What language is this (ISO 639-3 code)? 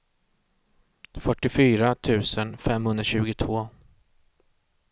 swe